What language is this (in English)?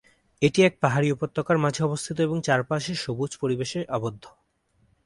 Bangla